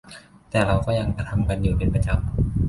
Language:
Thai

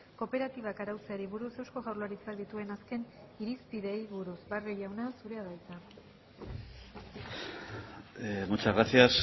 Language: Basque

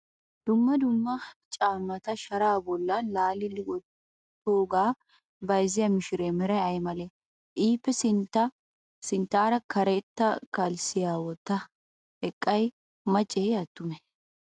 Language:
Wolaytta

